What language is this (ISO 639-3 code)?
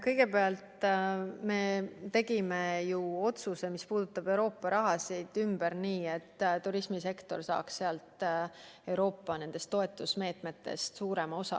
est